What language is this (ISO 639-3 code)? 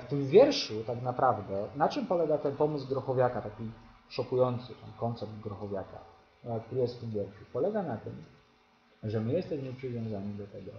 pol